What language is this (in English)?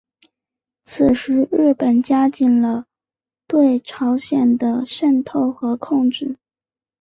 Chinese